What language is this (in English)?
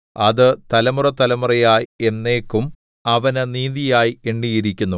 Malayalam